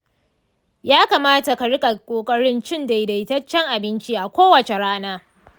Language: Hausa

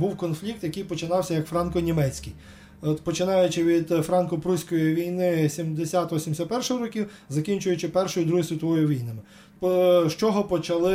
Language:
Ukrainian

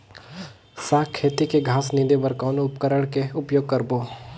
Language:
Chhattisgarhi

